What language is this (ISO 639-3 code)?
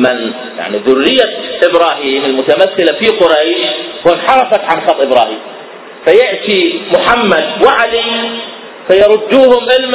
ara